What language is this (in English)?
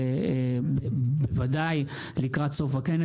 Hebrew